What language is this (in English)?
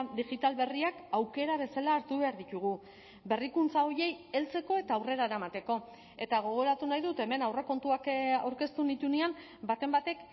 Basque